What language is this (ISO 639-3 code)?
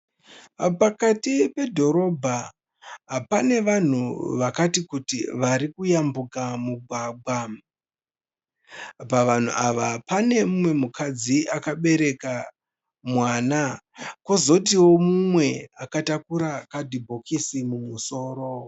sna